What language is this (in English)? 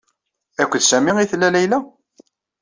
Kabyle